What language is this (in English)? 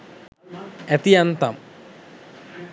Sinhala